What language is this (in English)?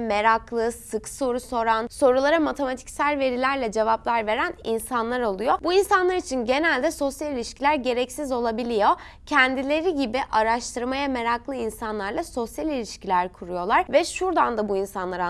Turkish